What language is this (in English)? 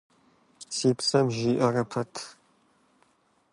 Kabardian